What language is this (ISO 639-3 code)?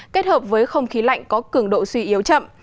vie